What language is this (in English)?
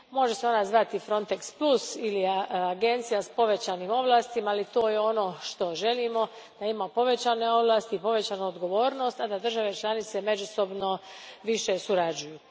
Croatian